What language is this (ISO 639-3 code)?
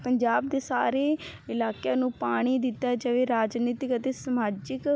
pan